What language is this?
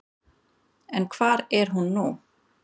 Icelandic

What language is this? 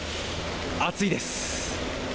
Japanese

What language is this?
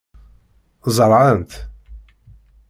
Kabyle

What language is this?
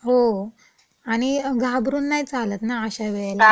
Marathi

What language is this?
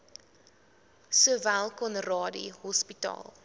Afrikaans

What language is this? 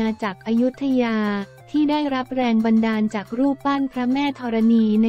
Thai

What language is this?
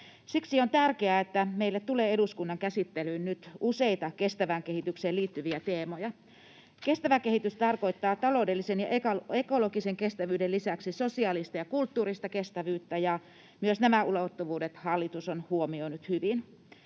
Finnish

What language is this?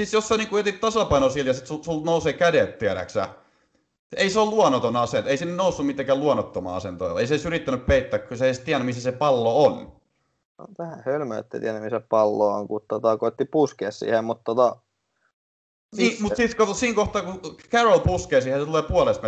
Finnish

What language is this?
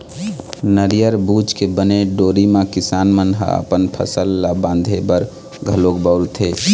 Chhattisgarhi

